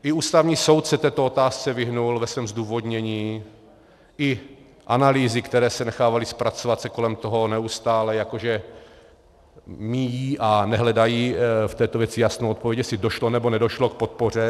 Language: Czech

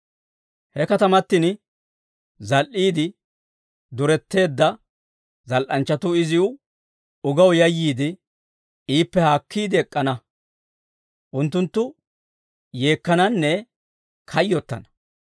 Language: Dawro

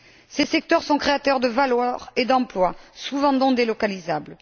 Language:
French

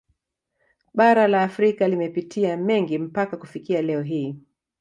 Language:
Swahili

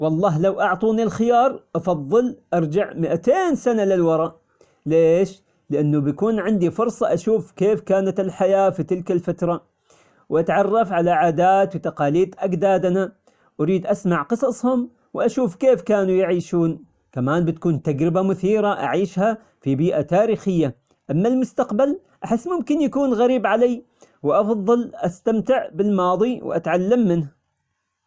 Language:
Omani Arabic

